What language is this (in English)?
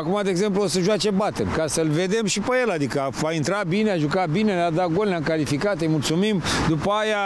Romanian